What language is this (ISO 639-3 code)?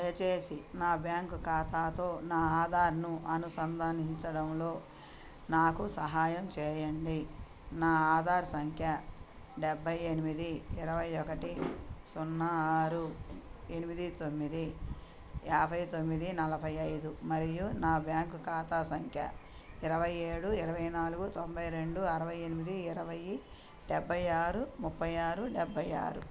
tel